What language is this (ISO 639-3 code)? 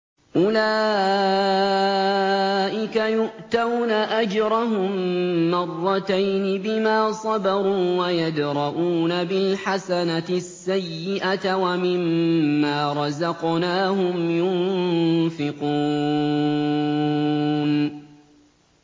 ara